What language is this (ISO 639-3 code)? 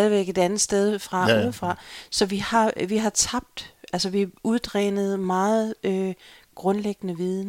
dan